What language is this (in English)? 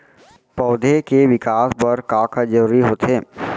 Chhattisgarhi